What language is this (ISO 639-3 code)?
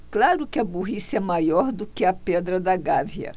por